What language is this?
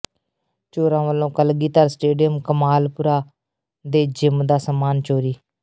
Punjabi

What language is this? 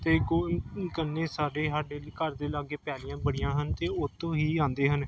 Punjabi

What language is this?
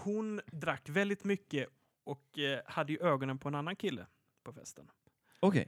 Swedish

